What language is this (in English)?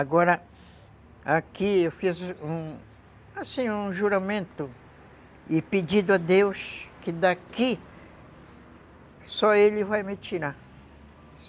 Portuguese